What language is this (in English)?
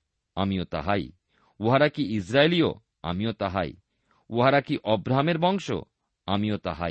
Bangla